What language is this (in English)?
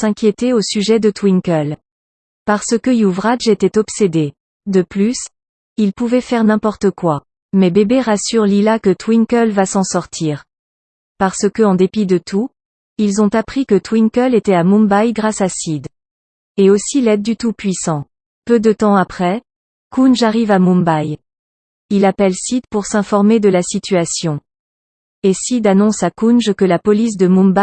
French